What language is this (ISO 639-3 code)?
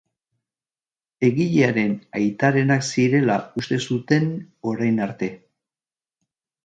eus